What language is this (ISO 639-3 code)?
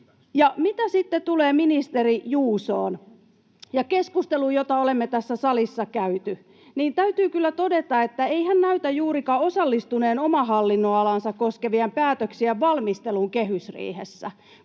fin